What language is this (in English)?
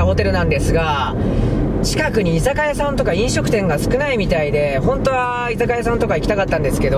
Japanese